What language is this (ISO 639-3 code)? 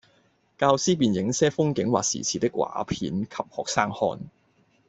yue